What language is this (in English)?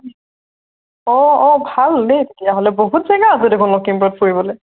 Assamese